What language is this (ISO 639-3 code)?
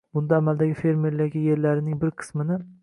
uzb